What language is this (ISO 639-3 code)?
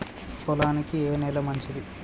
tel